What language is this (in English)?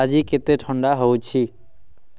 Odia